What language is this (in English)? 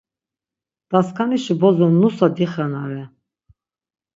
Laz